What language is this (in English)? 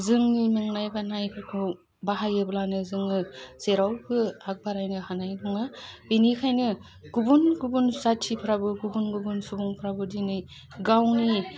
Bodo